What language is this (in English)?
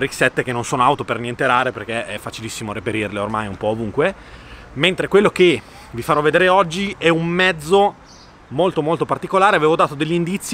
Italian